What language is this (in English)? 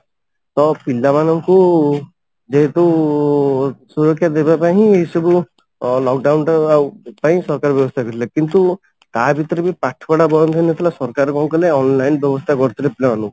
Odia